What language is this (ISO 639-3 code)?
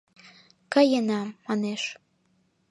chm